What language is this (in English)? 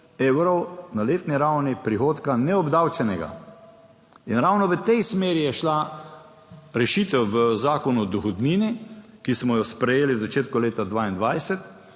Slovenian